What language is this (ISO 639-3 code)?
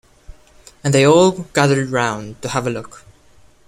eng